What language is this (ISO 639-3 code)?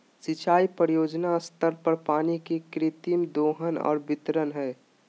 mag